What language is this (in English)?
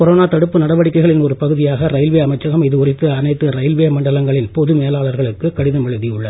Tamil